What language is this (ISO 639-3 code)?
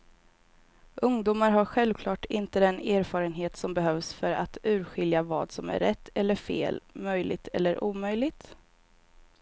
swe